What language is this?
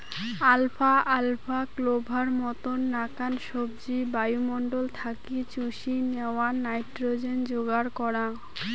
Bangla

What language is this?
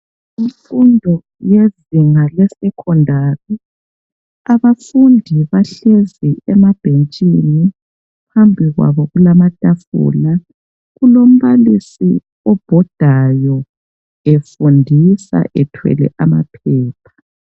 North Ndebele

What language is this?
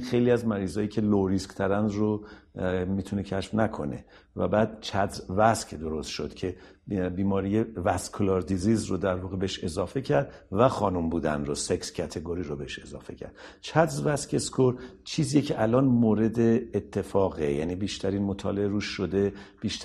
Persian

